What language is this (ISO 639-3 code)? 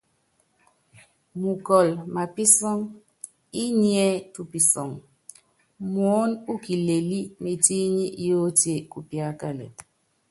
yav